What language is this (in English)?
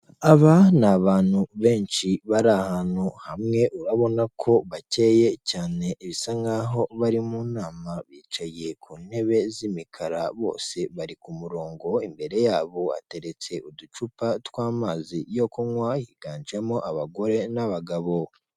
Kinyarwanda